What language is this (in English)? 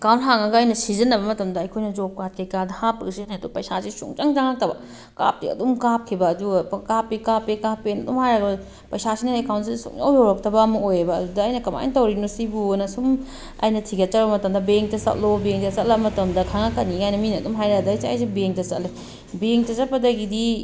Manipuri